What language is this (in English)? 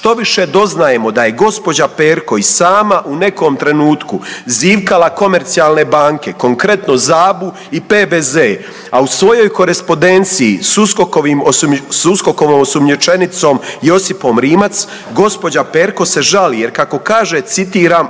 Croatian